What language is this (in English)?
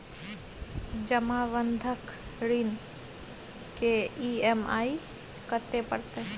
Maithili